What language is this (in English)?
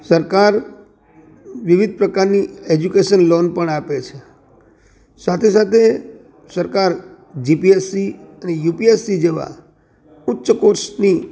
Gujarati